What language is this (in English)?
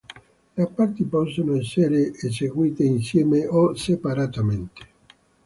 Italian